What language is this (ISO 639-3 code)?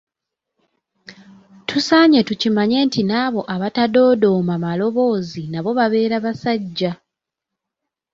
lug